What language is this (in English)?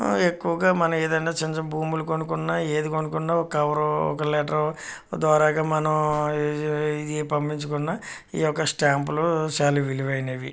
Telugu